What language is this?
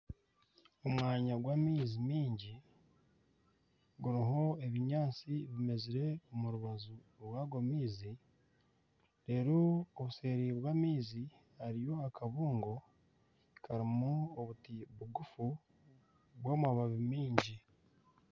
Nyankole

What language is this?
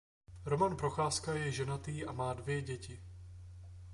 Czech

